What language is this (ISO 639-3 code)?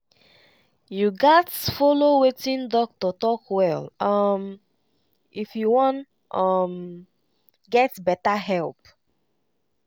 pcm